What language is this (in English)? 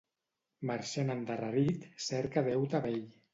Catalan